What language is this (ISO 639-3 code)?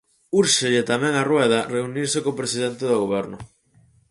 glg